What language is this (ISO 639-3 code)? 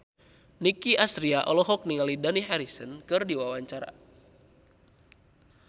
sun